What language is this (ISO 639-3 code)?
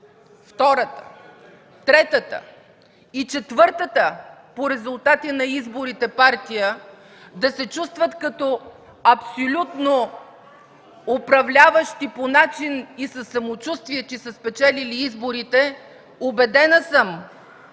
bul